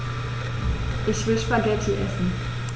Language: German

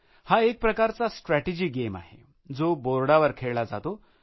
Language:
Marathi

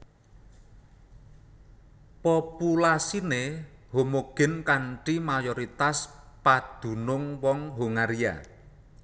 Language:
Javanese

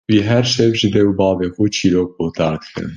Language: Kurdish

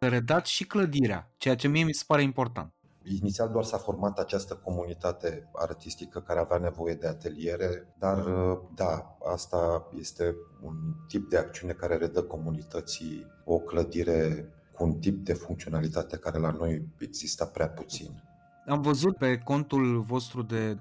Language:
Romanian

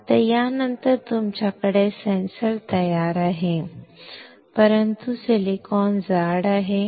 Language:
Marathi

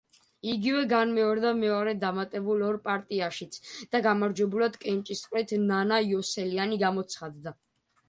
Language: Georgian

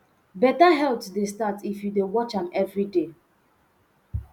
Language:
Nigerian Pidgin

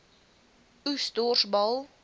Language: Afrikaans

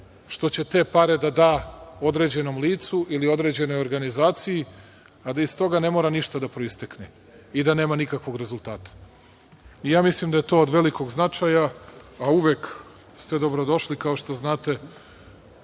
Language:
Serbian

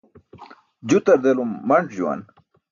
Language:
Burushaski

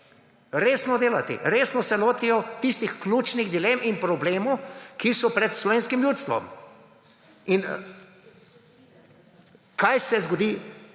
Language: Slovenian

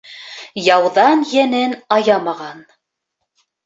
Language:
Bashkir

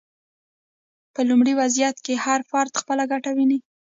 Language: Pashto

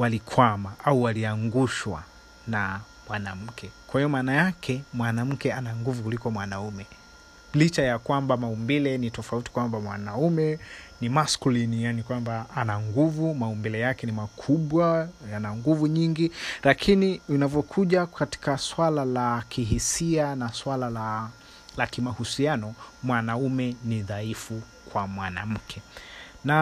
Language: Swahili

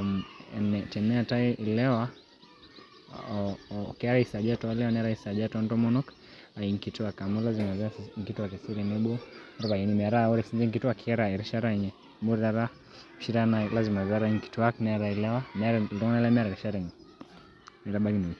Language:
Masai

